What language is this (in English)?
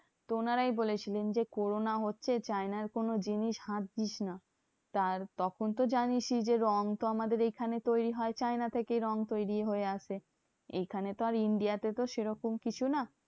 Bangla